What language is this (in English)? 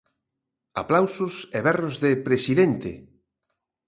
Galician